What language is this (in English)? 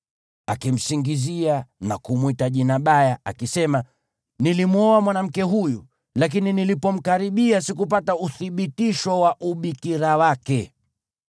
Swahili